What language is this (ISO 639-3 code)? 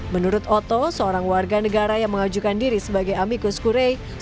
ind